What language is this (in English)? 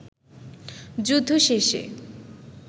Bangla